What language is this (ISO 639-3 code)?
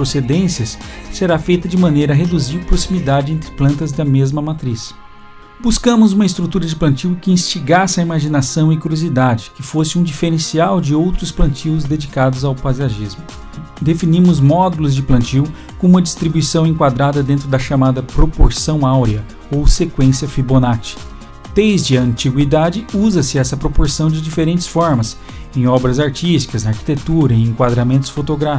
por